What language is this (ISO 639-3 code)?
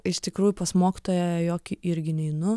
lit